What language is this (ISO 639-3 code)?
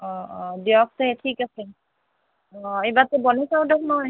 asm